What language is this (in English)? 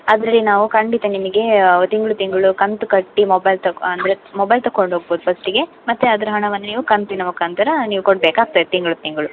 Kannada